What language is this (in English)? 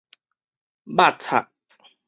Min Nan Chinese